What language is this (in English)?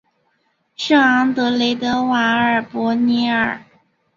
Chinese